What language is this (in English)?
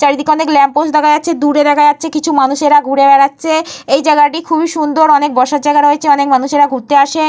Bangla